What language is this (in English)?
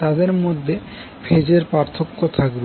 Bangla